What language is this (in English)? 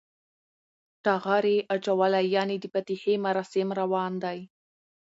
Pashto